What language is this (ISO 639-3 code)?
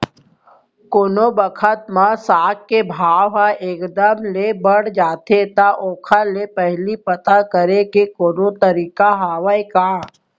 hne